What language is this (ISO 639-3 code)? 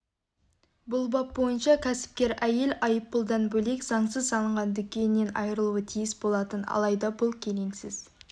kaz